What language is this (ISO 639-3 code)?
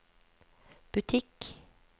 nor